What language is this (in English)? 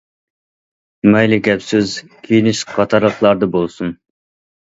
Uyghur